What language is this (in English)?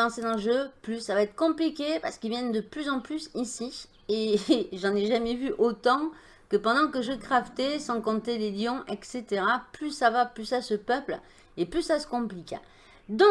French